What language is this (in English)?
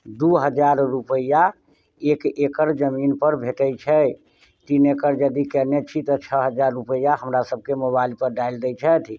Maithili